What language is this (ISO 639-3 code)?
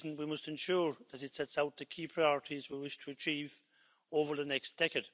eng